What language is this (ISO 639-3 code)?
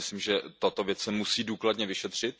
ces